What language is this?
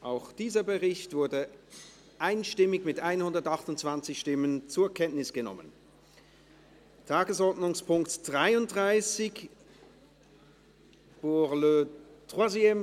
Swiss German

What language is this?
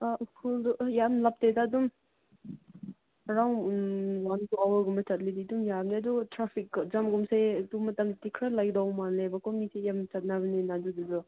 Manipuri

